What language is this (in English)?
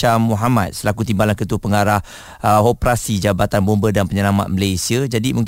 Malay